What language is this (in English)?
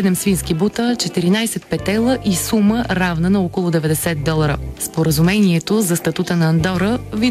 Dutch